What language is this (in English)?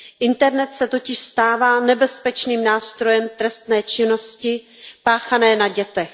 Czech